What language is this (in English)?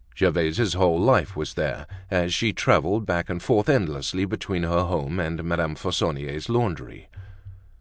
English